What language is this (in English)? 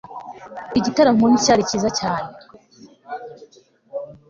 Kinyarwanda